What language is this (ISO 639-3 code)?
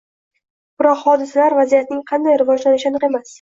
uzb